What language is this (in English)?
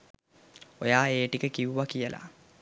Sinhala